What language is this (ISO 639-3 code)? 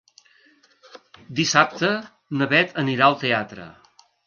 cat